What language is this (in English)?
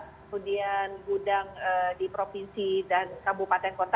Indonesian